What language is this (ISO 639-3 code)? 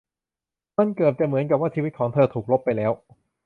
tha